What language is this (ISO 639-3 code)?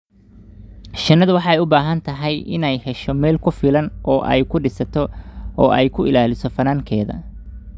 som